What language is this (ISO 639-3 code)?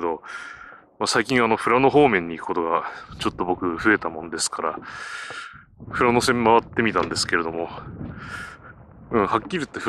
jpn